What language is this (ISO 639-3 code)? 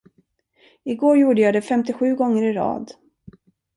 swe